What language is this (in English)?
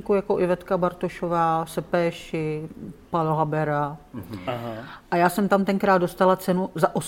Czech